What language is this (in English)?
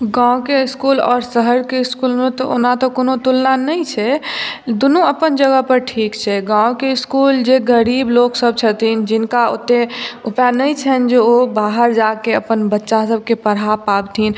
Maithili